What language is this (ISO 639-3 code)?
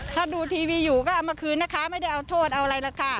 tha